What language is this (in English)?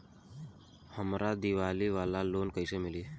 Bhojpuri